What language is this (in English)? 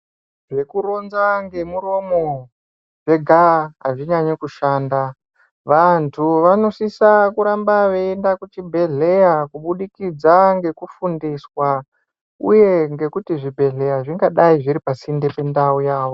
Ndau